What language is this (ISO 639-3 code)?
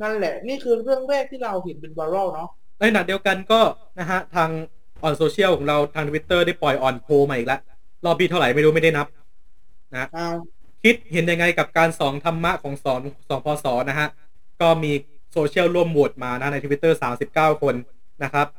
tha